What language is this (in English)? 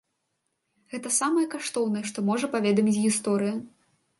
Belarusian